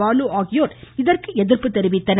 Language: Tamil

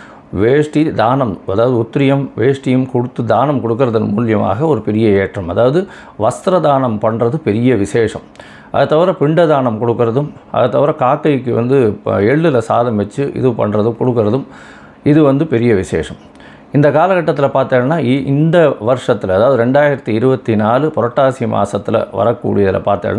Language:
Tamil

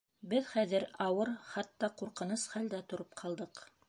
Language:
Bashkir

